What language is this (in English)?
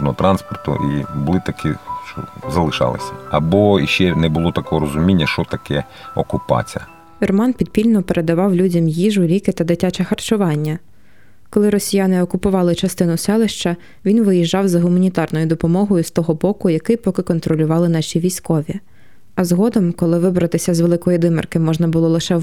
Ukrainian